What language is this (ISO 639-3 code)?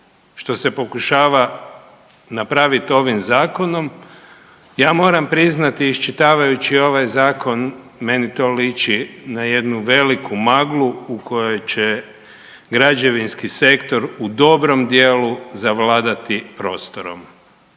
hrv